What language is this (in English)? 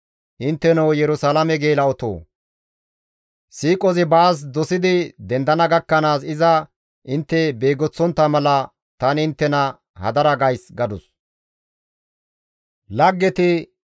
Gamo